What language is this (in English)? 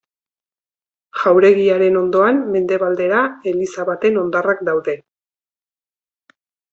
Basque